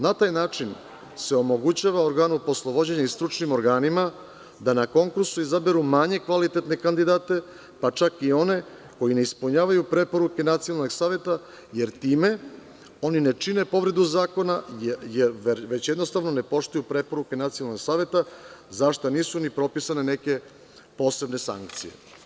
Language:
Serbian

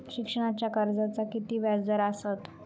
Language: Marathi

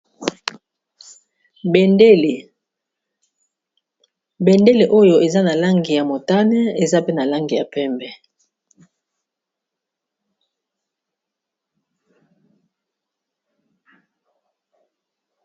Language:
Lingala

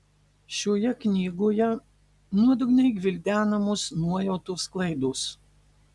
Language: Lithuanian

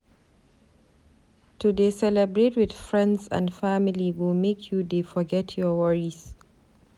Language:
Nigerian Pidgin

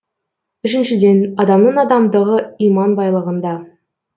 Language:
Kazakh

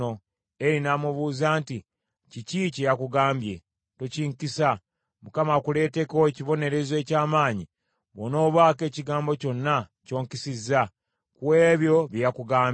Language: Ganda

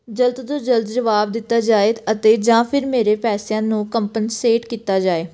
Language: Punjabi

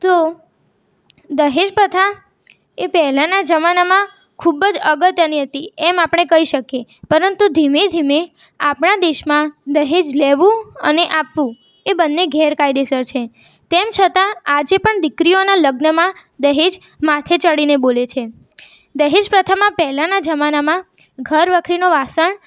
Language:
Gujarati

